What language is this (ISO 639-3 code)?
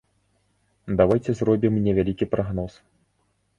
bel